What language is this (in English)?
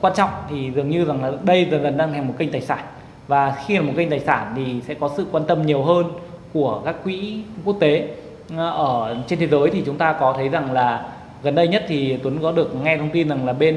Vietnamese